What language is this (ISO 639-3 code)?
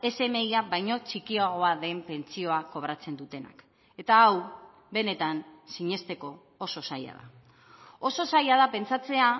eus